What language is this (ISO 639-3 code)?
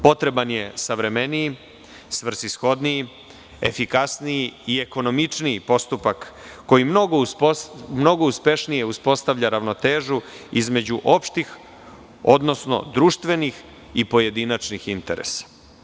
srp